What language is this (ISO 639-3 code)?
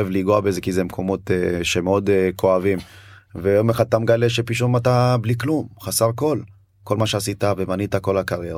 heb